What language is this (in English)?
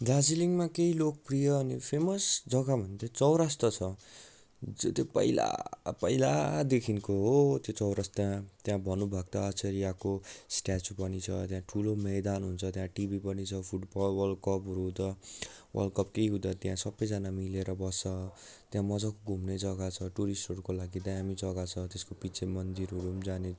Nepali